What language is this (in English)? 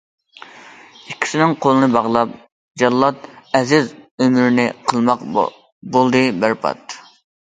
Uyghur